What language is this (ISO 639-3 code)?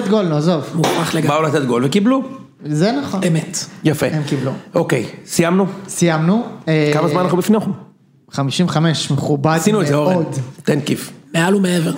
heb